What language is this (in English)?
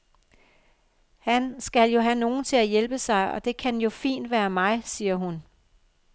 Danish